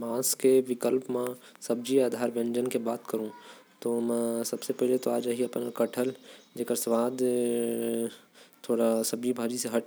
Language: Korwa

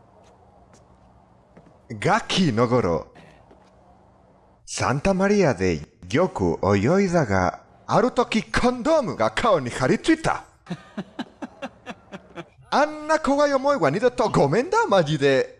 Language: Japanese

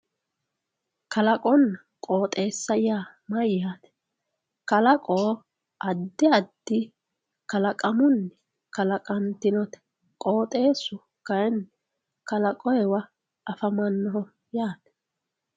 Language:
Sidamo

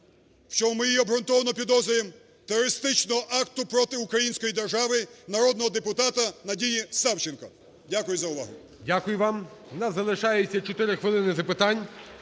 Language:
Ukrainian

